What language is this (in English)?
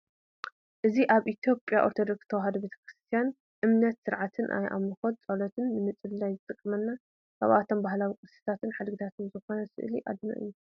Tigrinya